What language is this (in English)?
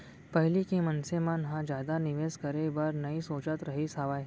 Chhattisgarhi